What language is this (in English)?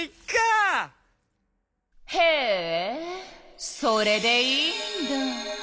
Japanese